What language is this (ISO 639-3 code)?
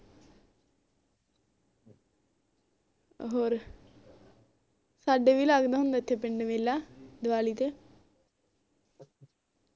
pan